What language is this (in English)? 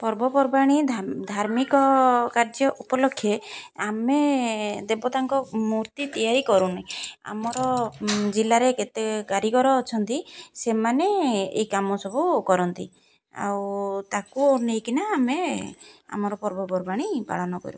Odia